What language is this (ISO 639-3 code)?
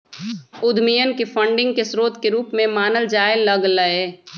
mag